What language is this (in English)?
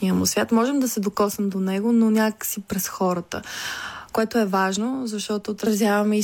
Bulgarian